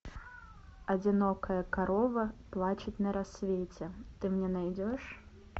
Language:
Russian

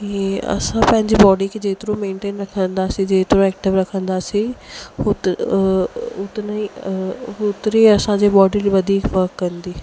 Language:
Sindhi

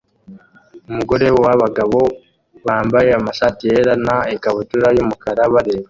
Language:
Kinyarwanda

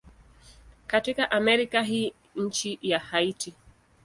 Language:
Swahili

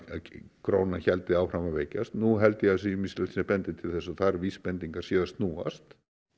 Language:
Icelandic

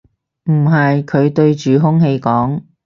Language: Cantonese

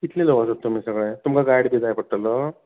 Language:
Konkani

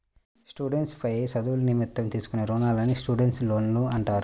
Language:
Telugu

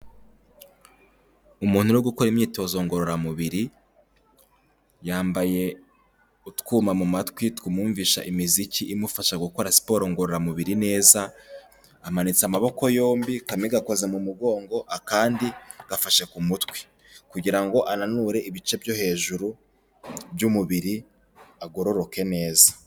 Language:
Kinyarwanda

